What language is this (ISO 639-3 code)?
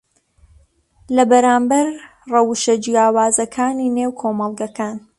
ckb